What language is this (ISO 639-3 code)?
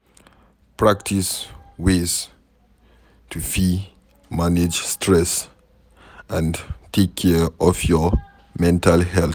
pcm